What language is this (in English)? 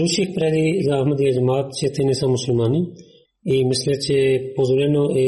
Bulgarian